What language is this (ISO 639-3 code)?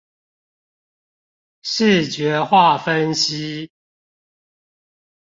zho